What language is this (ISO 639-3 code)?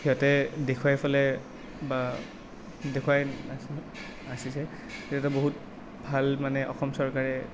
asm